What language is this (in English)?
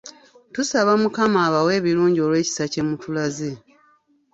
Ganda